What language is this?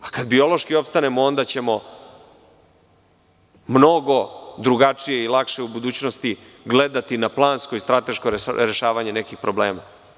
Serbian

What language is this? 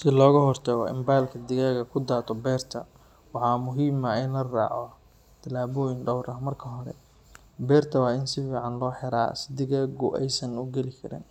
Somali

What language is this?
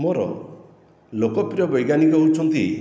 Odia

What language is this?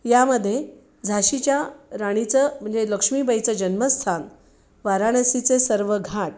Marathi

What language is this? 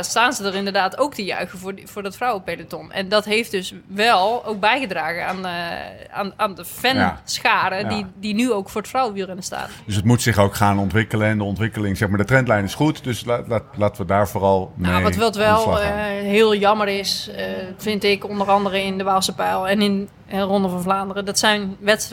Dutch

